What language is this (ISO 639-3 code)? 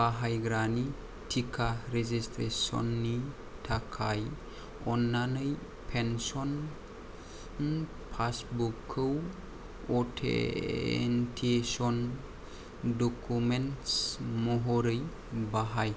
brx